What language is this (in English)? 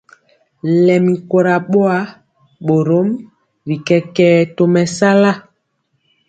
Mpiemo